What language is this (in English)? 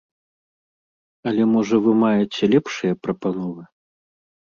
Belarusian